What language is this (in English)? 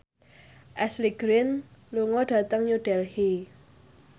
Javanese